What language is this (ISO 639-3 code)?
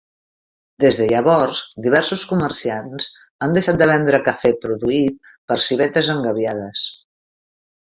cat